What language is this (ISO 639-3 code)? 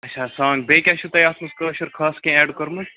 kas